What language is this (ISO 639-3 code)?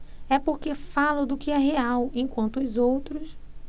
por